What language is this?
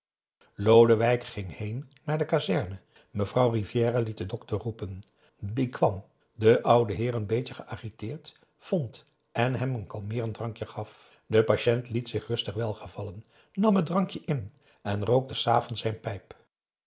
Dutch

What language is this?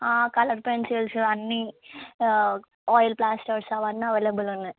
Telugu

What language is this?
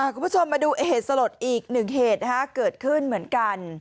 Thai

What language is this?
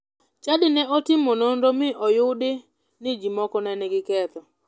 Luo (Kenya and Tanzania)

